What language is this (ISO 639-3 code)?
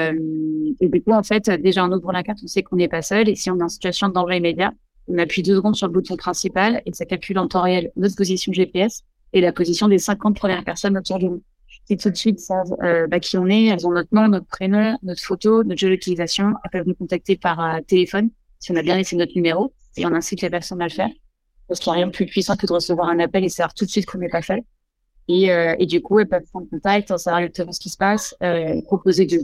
fra